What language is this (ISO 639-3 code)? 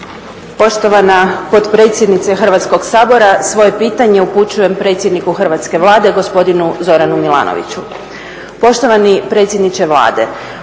hrv